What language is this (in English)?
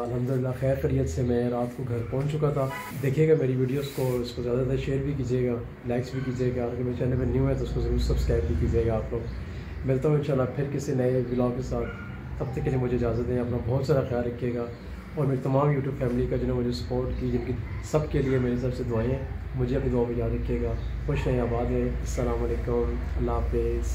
Hindi